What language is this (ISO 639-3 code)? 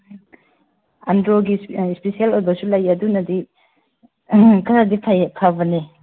mni